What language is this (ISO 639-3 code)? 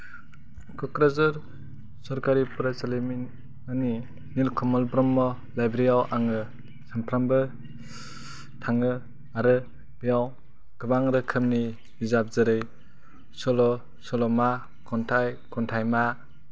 brx